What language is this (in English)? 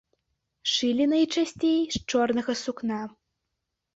Belarusian